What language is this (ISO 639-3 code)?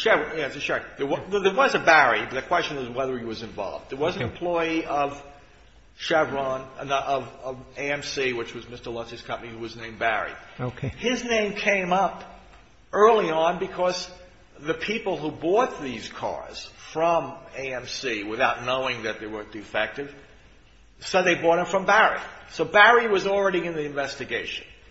eng